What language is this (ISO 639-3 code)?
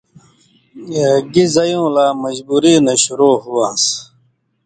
mvy